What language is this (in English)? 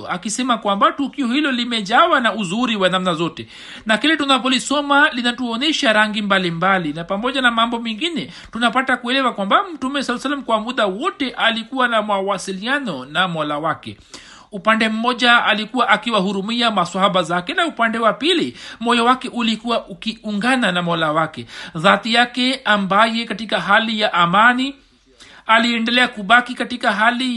Swahili